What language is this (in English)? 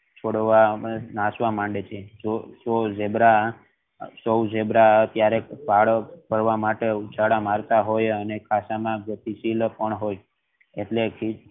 Gujarati